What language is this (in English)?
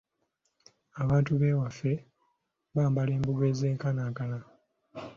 Ganda